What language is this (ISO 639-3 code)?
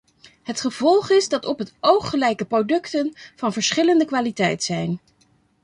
nld